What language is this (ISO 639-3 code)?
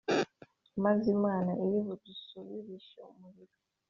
kin